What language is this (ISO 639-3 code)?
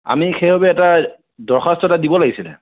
asm